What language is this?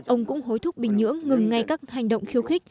Vietnamese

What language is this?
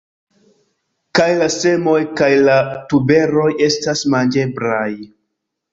Esperanto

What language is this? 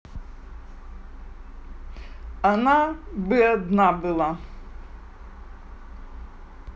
Russian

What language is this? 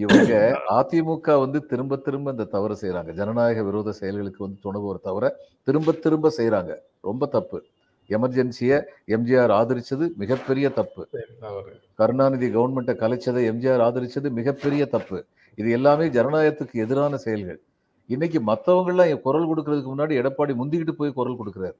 Tamil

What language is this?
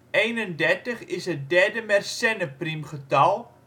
Dutch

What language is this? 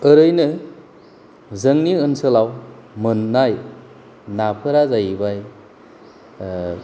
Bodo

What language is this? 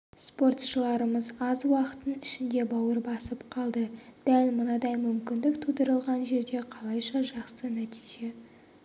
Kazakh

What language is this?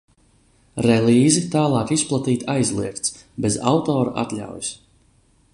Latvian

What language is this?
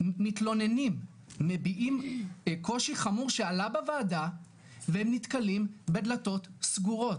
Hebrew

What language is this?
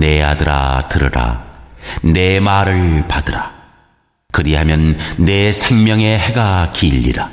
Korean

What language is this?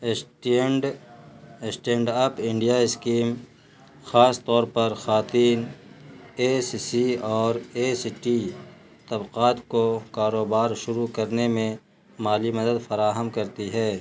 Urdu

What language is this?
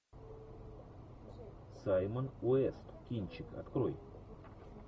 Russian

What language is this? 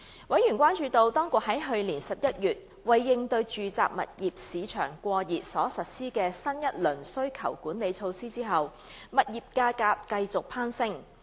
Cantonese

